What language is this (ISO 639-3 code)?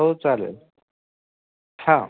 mar